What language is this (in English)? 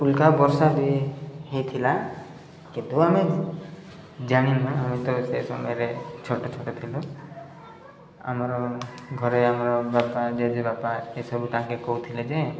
Odia